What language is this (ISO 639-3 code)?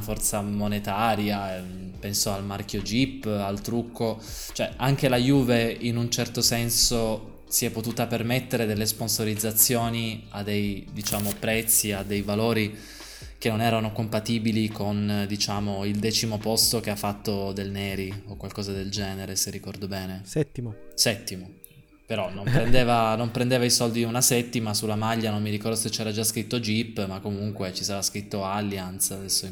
ita